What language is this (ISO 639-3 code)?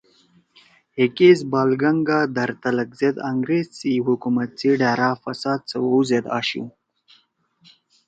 trw